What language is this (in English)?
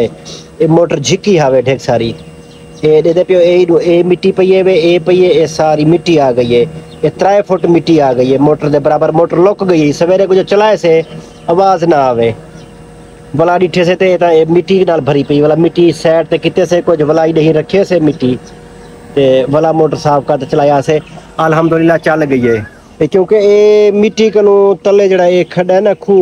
Punjabi